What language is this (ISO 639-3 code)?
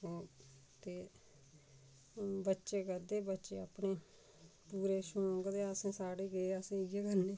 doi